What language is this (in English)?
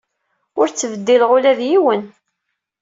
Kabyle